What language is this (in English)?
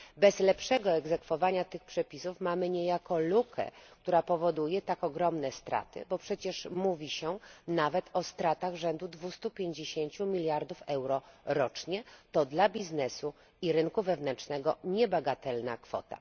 Polish